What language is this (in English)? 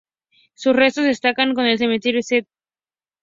Spanish